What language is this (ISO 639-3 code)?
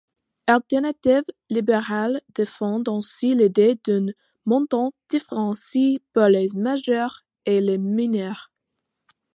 fra